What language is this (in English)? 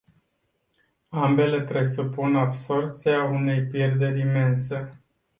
Romanian